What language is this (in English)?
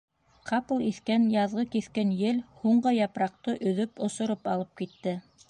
Bashkir